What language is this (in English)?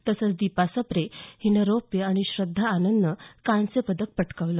Marathi